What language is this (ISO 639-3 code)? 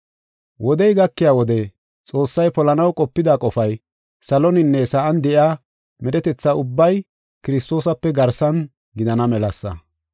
gof